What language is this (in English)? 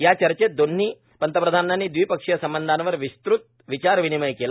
Marathi